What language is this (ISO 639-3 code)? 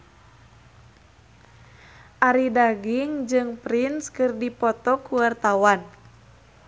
sun